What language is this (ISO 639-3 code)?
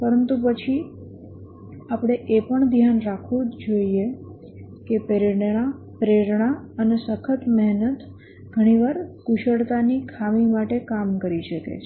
guj